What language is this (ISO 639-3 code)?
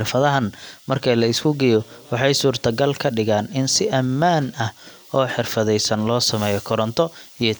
som